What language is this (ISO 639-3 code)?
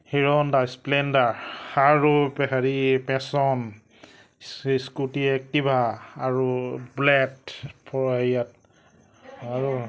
asm